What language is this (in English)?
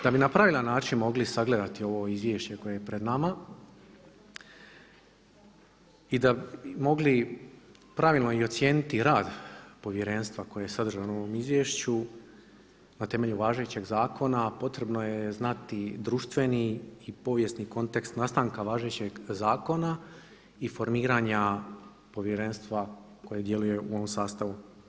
Croatian